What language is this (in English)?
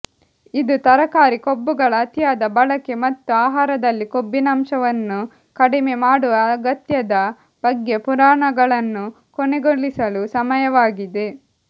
Kannada